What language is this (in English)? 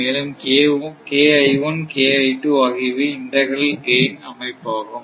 Tamil